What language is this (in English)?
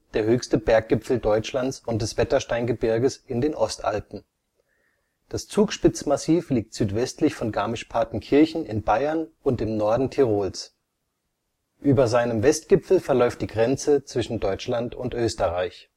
German